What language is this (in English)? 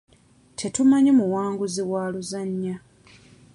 Ganda